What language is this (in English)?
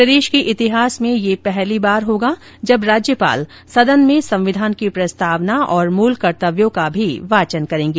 Hindi